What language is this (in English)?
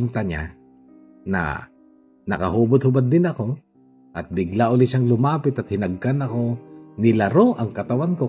Filipino